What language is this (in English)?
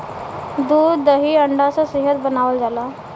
Bhojpuri